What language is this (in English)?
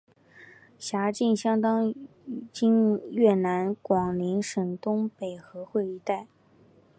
Chinese